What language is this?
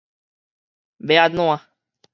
Min Nan Chinese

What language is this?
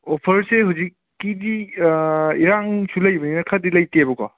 Manipuri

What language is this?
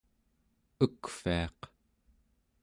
Central Yupik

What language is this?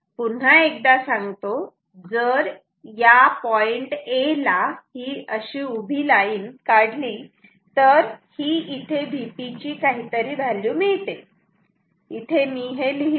Marathi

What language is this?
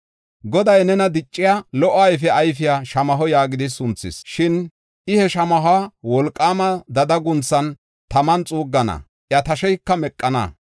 Gofa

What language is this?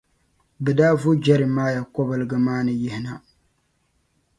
Dagbani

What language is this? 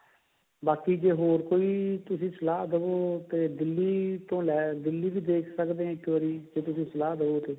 Punjabi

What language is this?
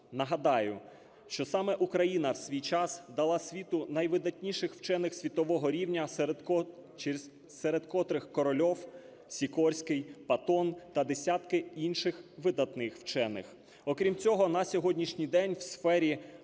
Ukrainian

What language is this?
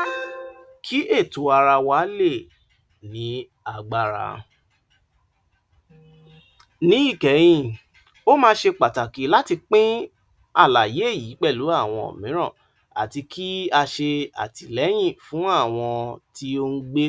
Yoruba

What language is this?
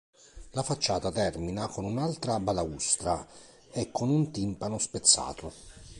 Italian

